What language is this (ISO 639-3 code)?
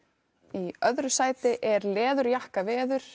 isl